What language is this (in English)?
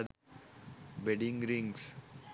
Sinhala